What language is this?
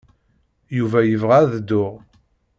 Kabyle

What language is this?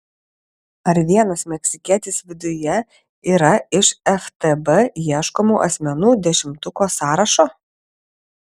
Lithuanian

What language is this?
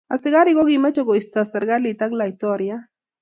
Kalenjin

